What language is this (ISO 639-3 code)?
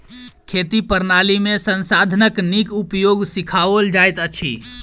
mai